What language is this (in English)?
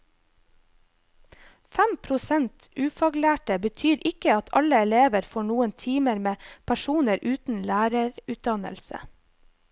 Norwegian